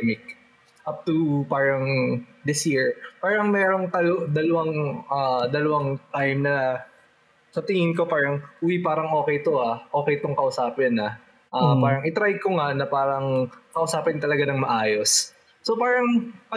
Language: Filipino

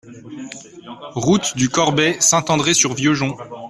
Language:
French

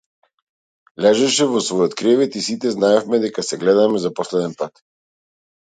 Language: Macedonian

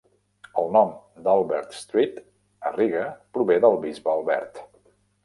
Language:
Catalan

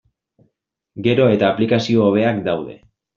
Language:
Basque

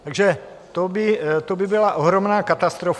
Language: Czech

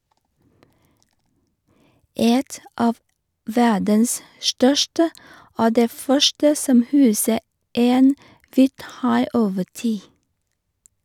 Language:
Norwegian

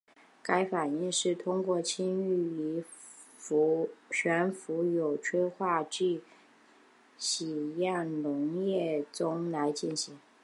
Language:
Chinese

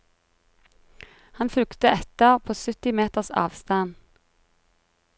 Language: Norwegian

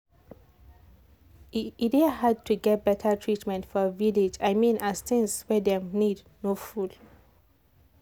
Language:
Nigerian Pidgin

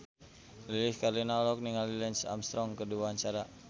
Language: Sundanese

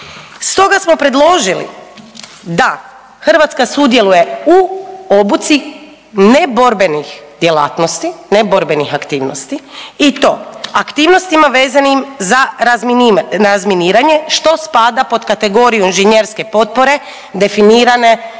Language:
Croatian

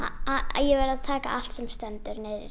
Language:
Icelandic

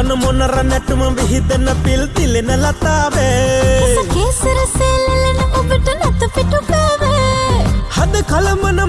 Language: Sinhala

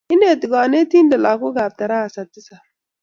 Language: Kalenjin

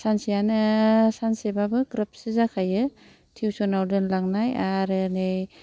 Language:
Bodo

